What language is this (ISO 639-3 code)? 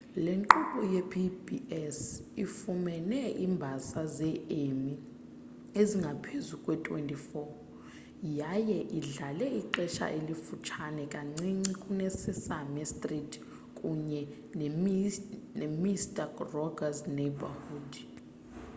xho